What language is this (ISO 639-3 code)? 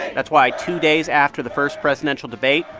eng